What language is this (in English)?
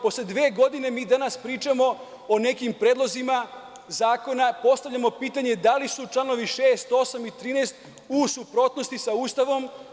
Serbian